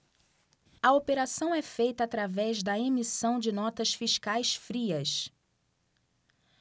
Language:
Portuguese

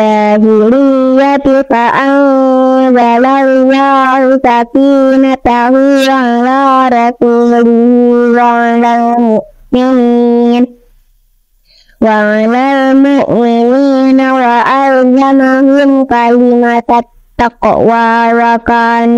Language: Arabic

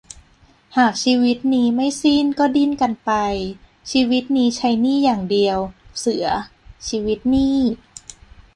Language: Thai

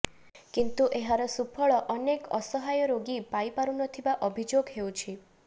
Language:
Odia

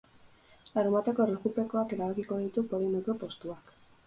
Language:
Basque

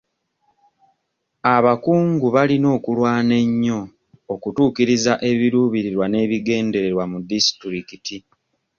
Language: Ganda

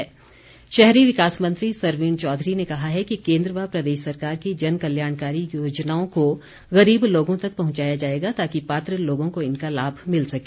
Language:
Hindi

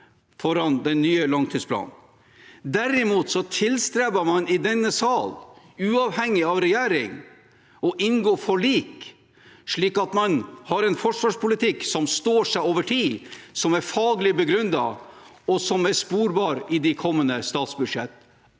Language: Norwegian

